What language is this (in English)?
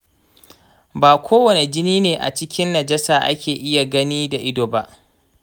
Hausa